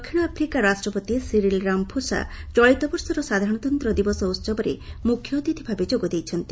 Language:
Odia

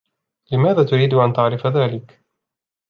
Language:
Arabic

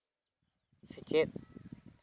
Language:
Santali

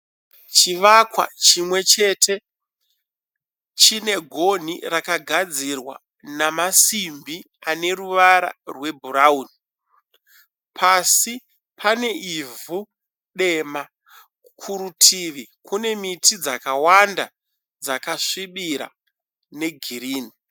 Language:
Shona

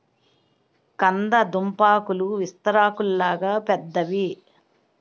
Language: Telugu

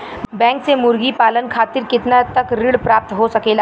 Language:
Bhojpuri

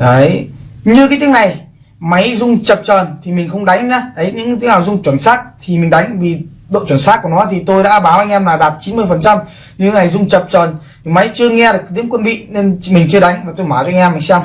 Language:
Vietnamese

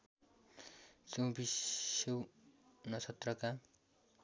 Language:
Nepali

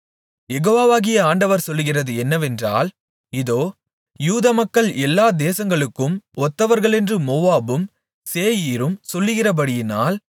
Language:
Tamil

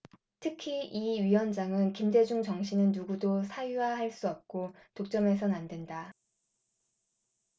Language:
Korean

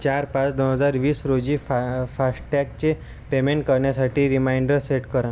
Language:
Marathi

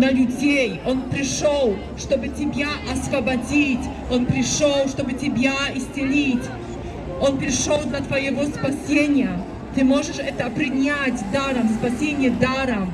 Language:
Russian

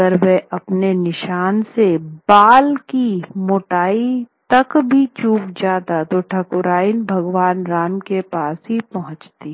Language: Hindi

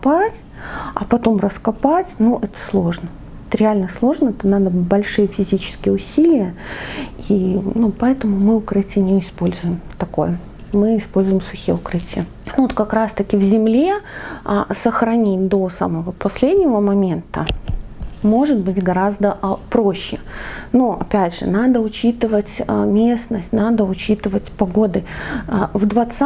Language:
Russian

